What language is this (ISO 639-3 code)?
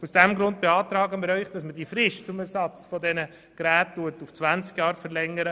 gsw